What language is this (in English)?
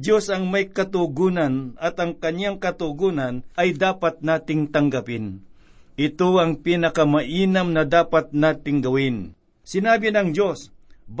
Filipino